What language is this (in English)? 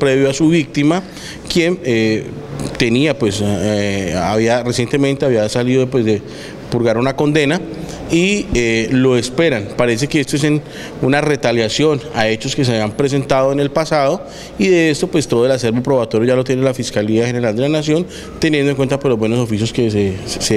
Spanish